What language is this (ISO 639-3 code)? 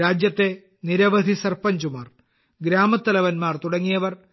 mal